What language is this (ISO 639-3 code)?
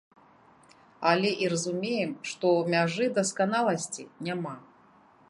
bel